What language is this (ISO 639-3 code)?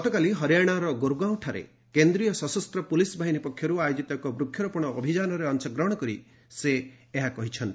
ori